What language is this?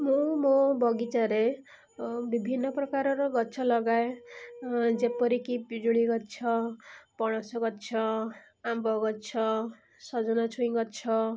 Odia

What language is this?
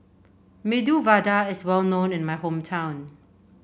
English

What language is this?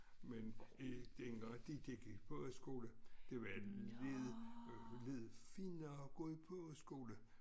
Danish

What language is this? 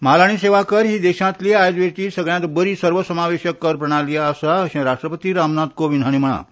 Konkani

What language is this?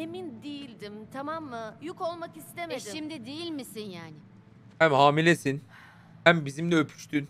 Turkish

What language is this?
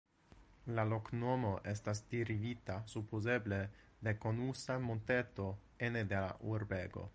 Esperanto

